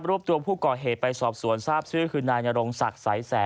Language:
Thai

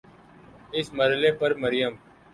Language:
Urdu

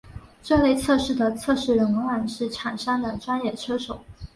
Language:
Chinese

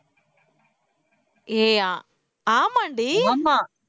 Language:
Tamil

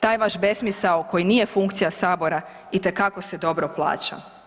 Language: Croatian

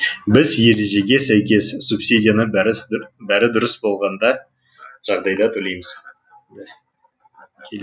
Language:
Kazakh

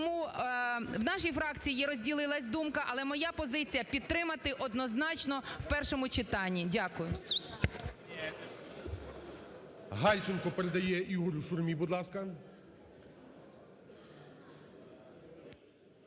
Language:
Ukrainian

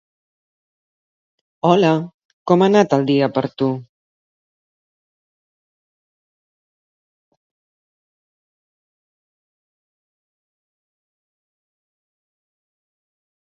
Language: Catalan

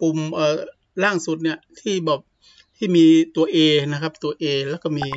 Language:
Thai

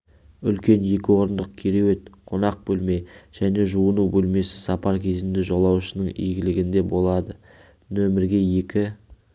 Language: Kazakh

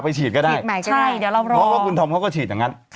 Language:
Thai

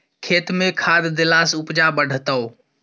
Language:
Maithili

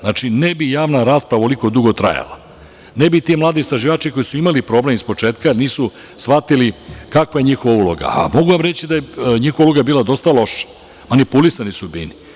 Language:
Serbian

